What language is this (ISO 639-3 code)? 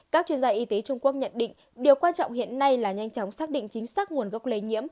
vie